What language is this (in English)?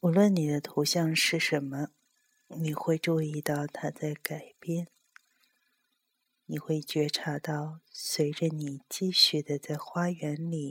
Chinese